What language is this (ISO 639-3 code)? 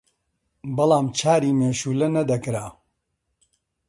ckb